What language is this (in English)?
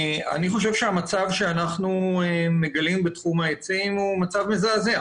Hebrew